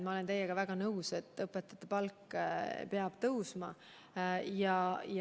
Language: Estonian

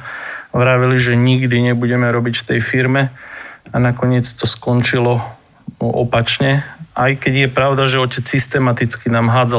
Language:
Slovak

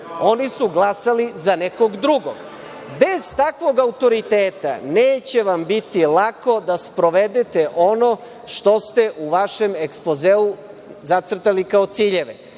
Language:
Serbian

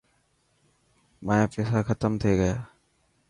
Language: Dhatki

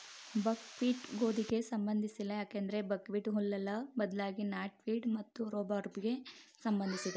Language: Kannada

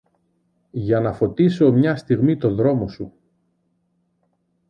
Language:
Greek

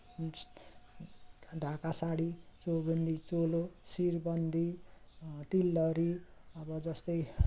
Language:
Nepali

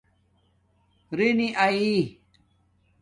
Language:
Domaaki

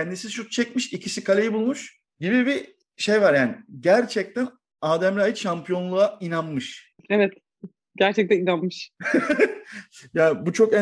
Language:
Turkish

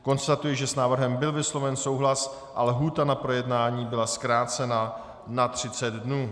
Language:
Czech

